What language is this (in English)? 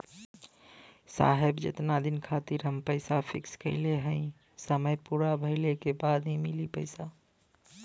Bhojpuri